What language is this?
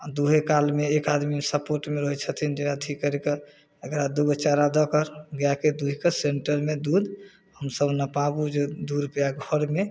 Maithili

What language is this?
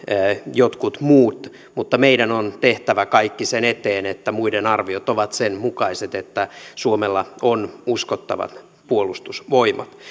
Finnish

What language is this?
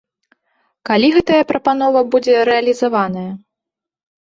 Belarusian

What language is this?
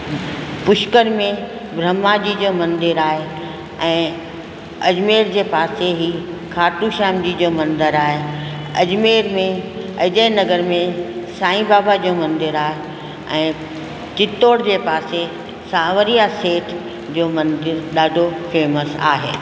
Sindhi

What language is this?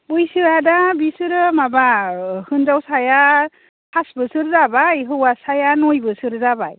Bodo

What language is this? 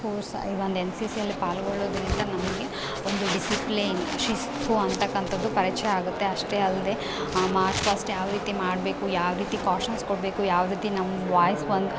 Kannada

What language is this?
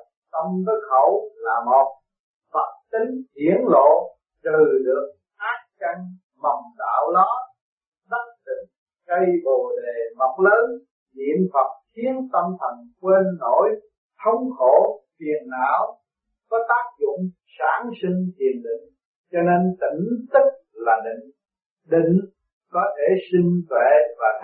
Vietnamese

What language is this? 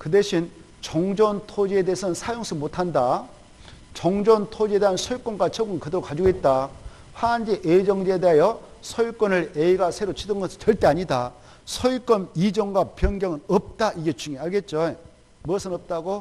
Korean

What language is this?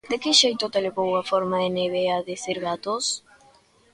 Galician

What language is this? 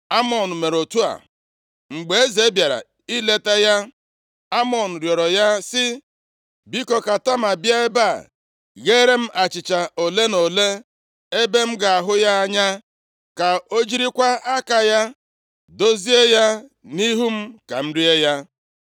Igbo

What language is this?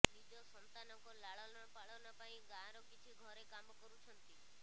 Odia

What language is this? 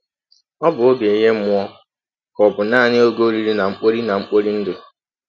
Igbo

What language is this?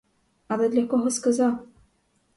Ukrainian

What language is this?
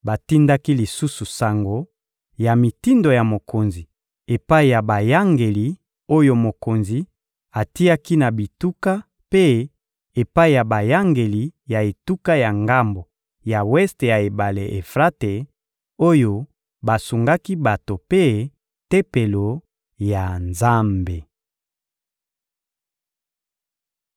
Lingala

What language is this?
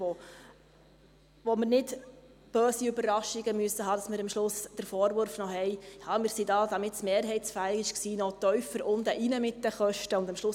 Swiss German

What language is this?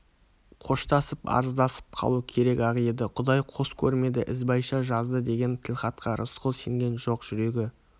Kazakh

